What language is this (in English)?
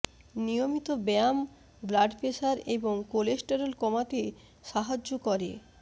Bangla